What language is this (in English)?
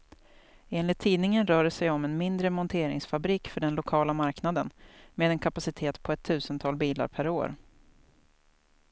Swedish